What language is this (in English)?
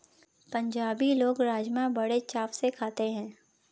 Hindi